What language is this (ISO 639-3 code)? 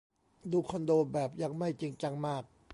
tha